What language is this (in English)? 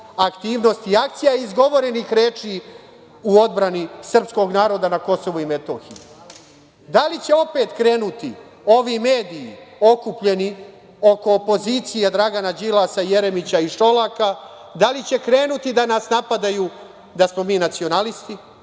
Serbian